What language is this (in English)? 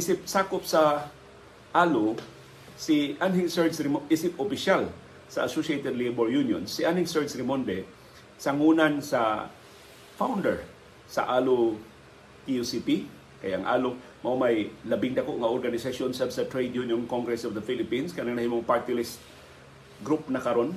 Filipino